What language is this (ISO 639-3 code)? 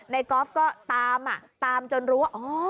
tha